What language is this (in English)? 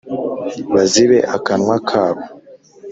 Kinyarwanda